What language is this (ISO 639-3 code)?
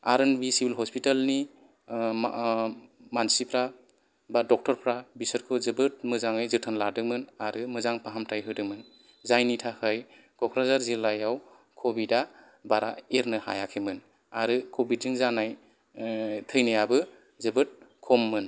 brx